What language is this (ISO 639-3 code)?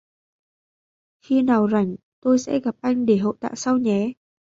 vie